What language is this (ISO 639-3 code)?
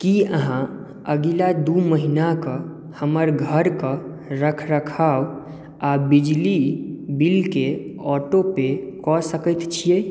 mai